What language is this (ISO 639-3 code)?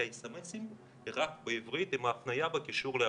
heb